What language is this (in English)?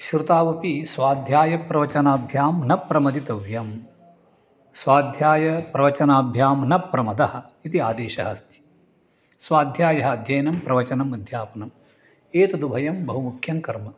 Sanskrit